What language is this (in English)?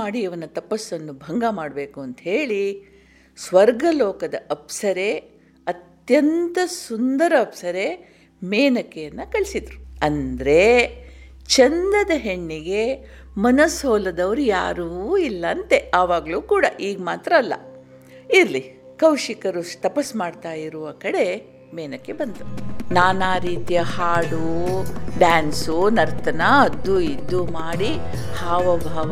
Kannada